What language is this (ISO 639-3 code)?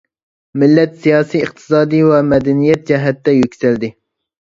uig